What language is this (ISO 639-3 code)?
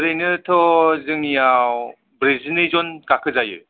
brx